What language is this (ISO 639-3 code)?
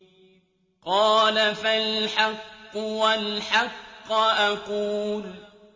ara